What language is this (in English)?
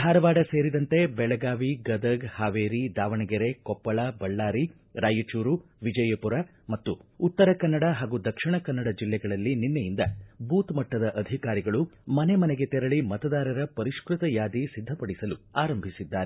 Kannada